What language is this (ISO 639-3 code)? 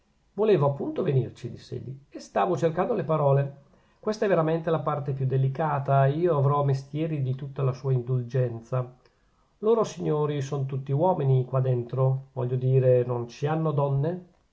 ita